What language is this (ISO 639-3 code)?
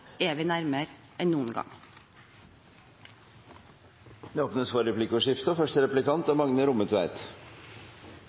nob